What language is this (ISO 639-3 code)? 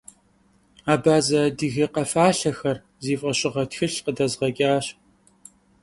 kbd